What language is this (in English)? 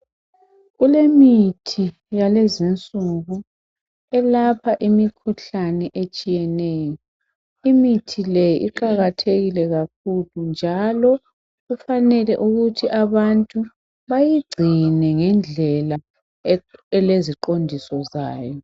North Ndebele